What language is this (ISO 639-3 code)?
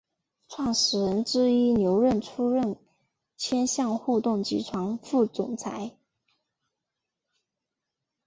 zho